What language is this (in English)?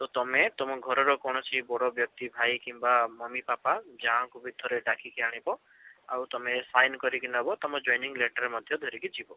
Odia